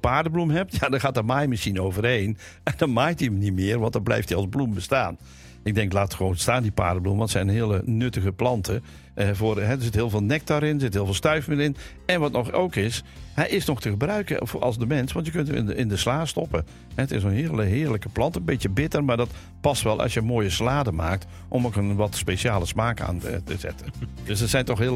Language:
Dutch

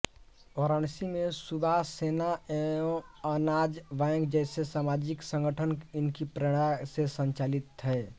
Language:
Hindi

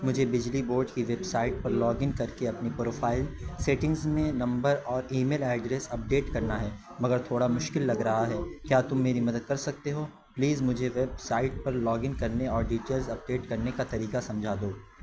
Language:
Urdu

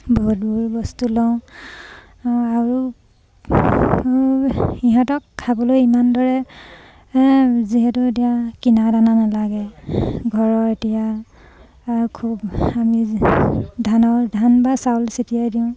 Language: Assamese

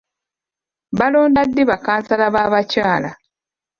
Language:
Ganda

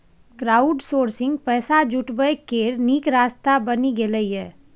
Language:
Maithili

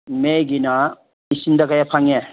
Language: Manipuri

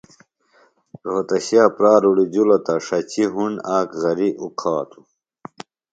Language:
Phalura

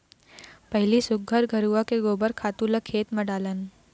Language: Chhattisgarhi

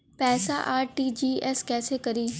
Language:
Bhojpuri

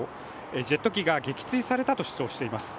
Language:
Japanese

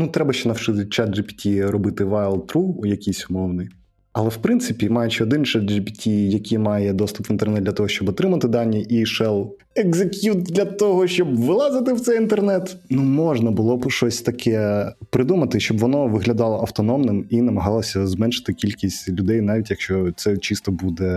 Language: Ukrainian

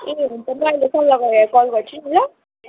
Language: Nepali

